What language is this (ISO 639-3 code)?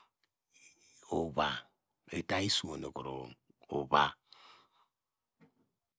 deg